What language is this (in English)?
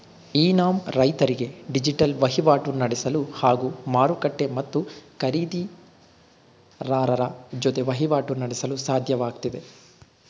Kannada